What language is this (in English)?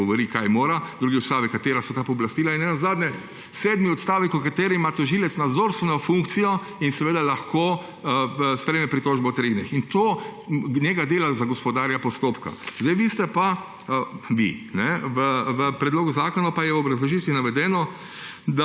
Slovenian